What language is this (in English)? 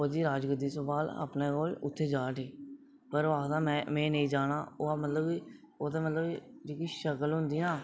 Dogri